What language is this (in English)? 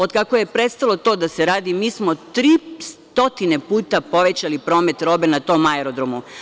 Serbian